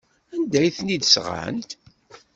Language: Kabyle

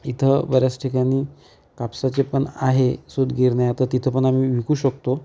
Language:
Marathi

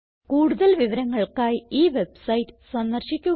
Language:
Malayalam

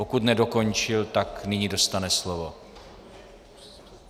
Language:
Czech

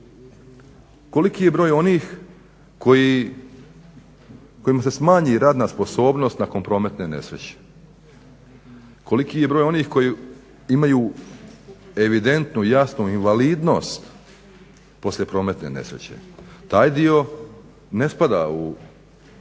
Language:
Croatian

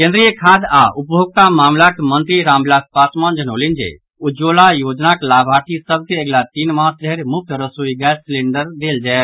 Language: Maithili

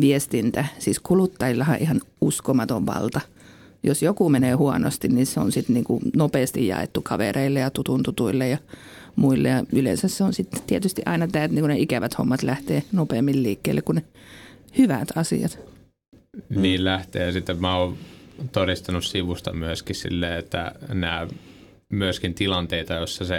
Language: Finnish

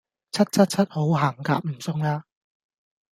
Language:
Cantonese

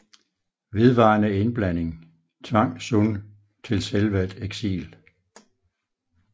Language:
Danish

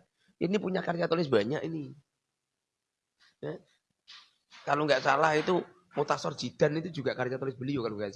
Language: Indonesian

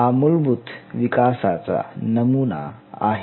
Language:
Marathi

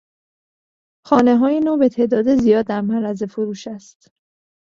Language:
Persian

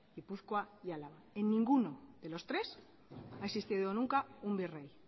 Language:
Spanish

